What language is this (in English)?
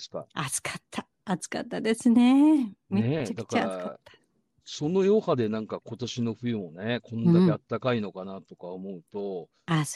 Japanese